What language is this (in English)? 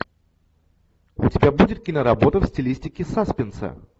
Russian